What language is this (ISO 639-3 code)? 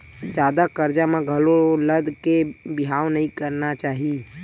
hne